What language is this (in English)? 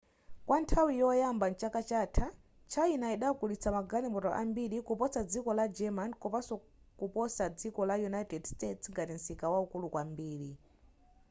Nyanja